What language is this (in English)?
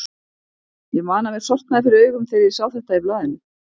Icelandic